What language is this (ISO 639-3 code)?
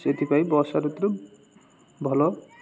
ori